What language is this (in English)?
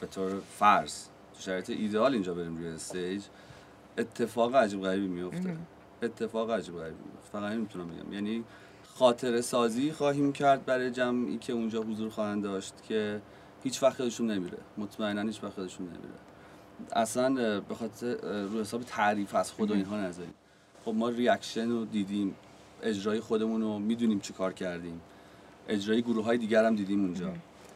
Persian